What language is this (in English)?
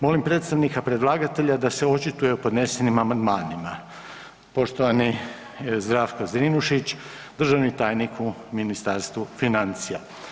Croatian